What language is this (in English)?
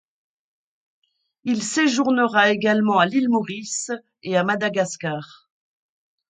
French